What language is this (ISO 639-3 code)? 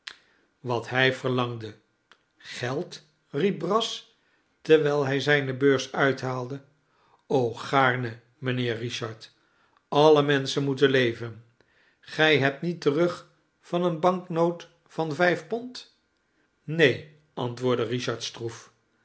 nld